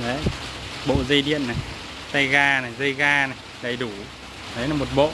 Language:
Vietnamese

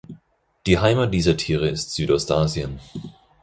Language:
German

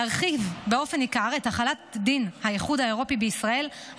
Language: Hebrew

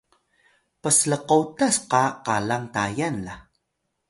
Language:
Atayal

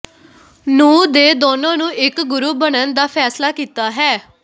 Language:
Punjabi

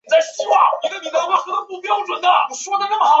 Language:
Chinese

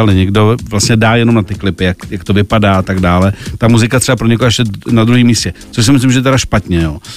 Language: Czech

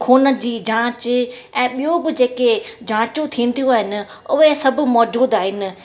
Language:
Sindhi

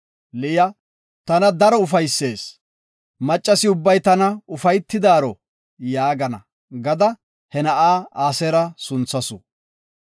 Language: Gofa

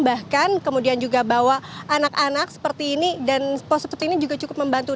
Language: Indonesian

